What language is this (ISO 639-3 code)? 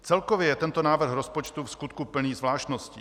ces